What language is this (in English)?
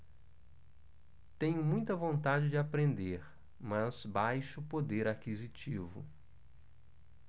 Portuguese